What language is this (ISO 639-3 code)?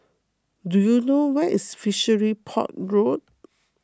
eng